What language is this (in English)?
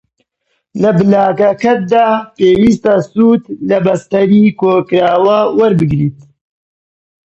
Central Kurdish